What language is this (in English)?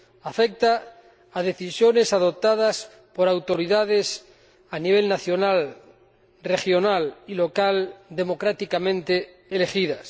Spanish